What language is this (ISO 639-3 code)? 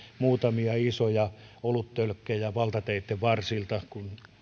fin